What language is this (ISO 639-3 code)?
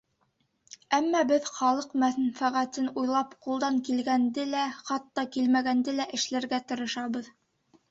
bak